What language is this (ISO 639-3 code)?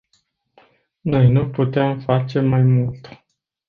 ron